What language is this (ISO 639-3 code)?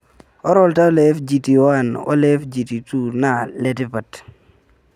mas